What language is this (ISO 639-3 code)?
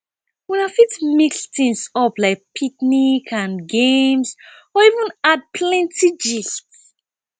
pcm